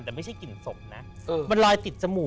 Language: Thai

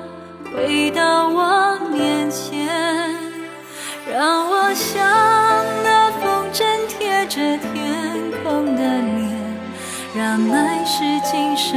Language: Chinese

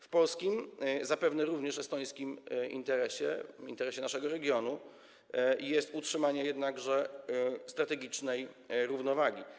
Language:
Polish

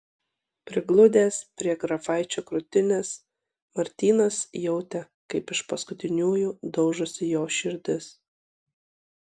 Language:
Lithuanian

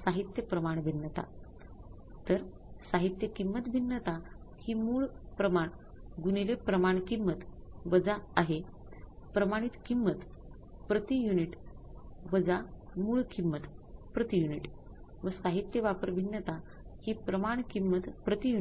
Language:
Marathi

